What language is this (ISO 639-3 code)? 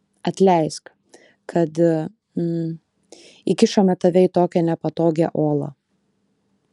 lit